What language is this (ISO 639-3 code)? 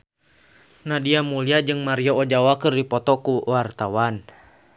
sun